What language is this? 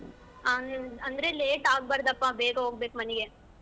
Kannada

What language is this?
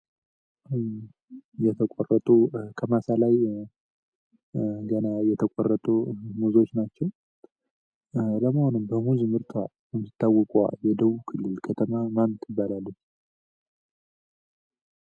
Amharic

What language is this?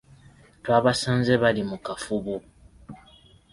Ganda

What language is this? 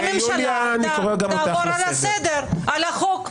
Hebrew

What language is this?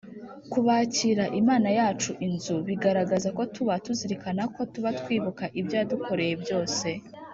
Kinyarwanda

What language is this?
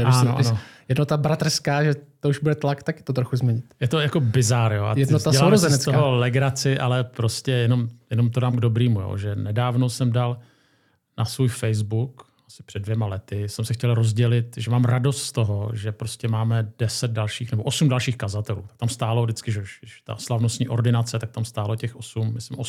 Czech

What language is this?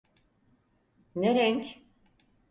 Turkish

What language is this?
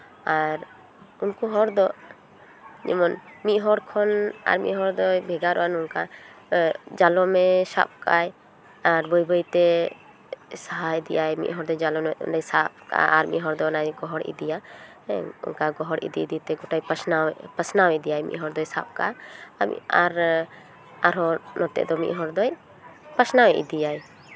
Santali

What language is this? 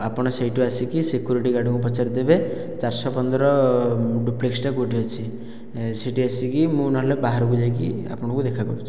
Odia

